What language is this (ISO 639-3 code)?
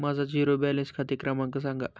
mar